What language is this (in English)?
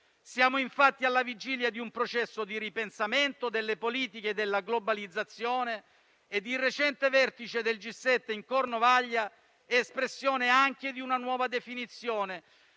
Italian